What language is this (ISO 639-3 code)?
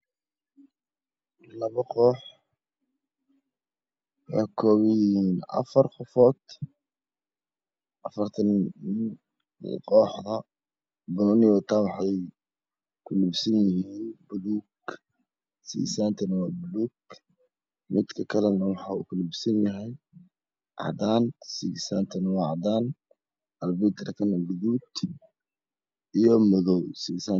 som